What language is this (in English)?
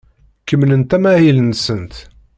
Kabyle